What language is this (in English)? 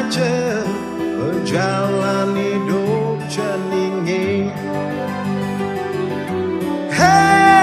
Vietnamese